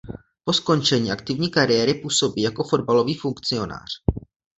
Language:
Czech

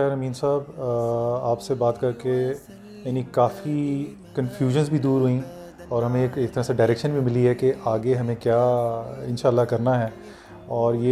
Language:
Urdu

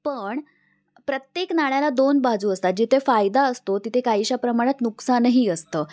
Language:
Marathi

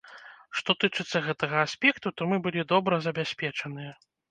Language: Belarusian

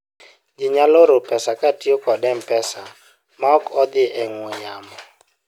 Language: Luo (Kenya and Tanzania)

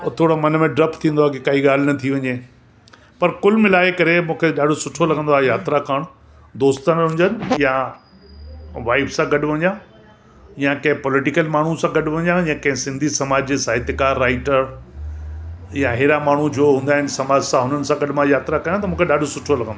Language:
Sindhi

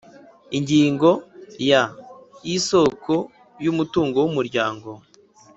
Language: Kinyarwanda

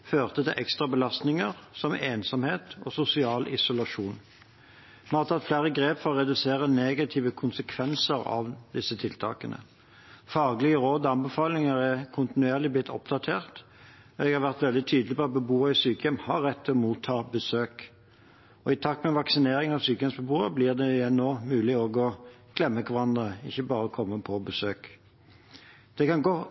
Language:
Norwegian Bokmål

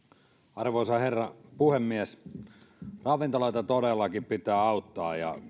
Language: Finnish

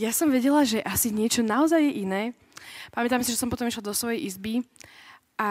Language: Slovak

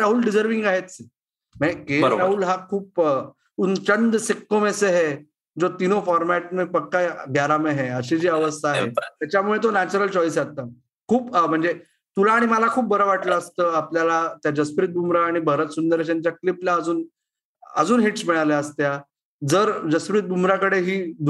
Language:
Marathi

